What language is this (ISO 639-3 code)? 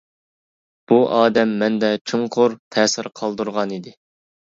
uig